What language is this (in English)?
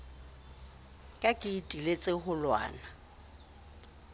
Southern Sotho